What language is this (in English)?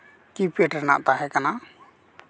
Santali